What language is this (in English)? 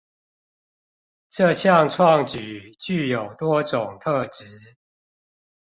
Chinese